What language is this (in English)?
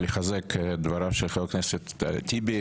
Hebrew